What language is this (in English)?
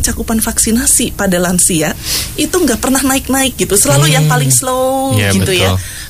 Indonesian